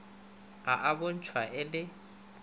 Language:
Northern Sotho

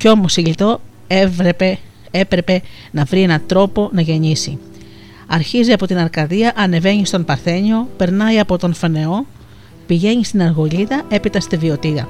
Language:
Greek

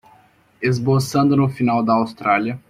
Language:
Portuguese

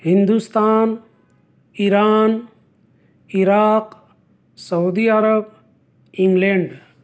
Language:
Urdu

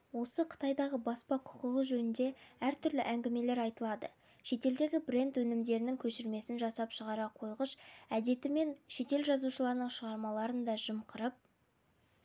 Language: Kazakh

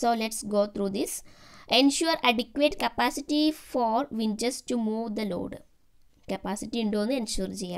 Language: Thai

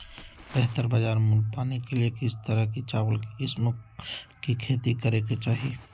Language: Magahi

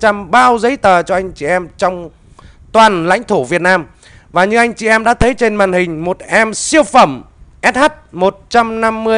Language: Vietnamese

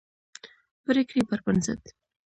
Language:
Pashto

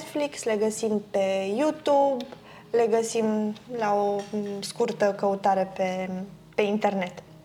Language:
Romanian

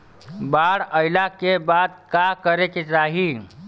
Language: Bhojpuri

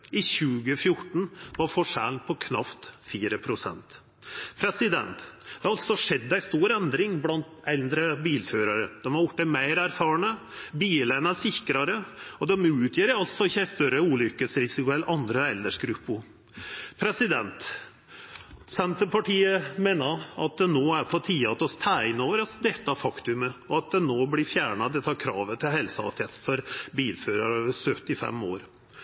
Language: Norwegian Nynorsk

